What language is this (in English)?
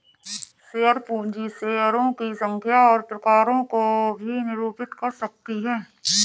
Hindi